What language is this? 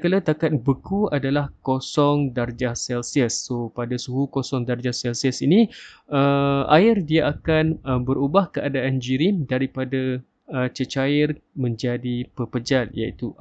Malay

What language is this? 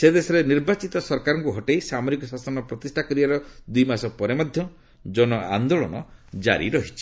Odia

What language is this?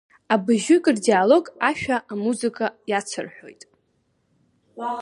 Abkhazian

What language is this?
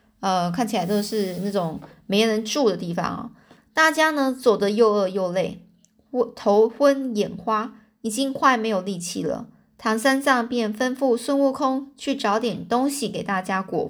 Chinese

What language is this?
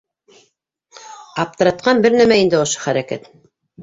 Bashkir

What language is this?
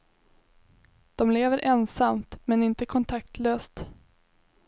Swedish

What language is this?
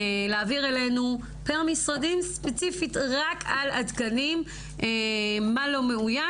Hebrew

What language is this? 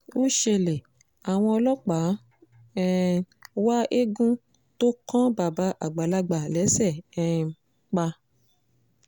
Yoruba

